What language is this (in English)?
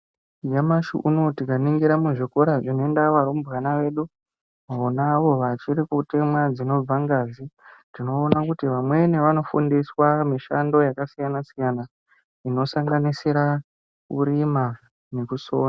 Ndau